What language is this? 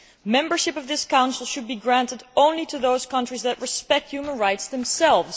English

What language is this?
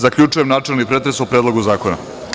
Serbian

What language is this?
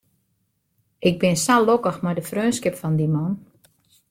Western Frisian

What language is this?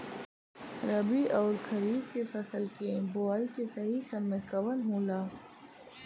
Bhojpuri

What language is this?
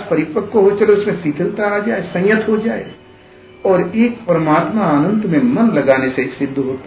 Hindi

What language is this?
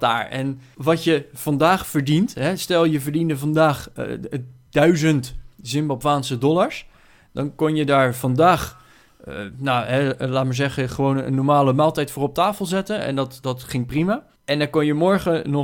Dutch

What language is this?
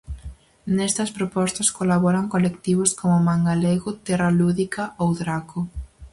Galician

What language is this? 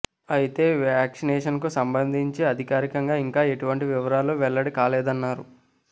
Telugu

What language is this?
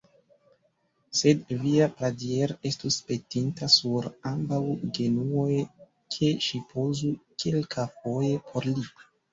Esperanto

